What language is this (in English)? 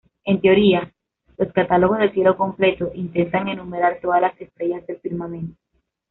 Spanish